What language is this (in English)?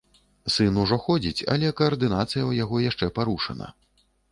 Belarusian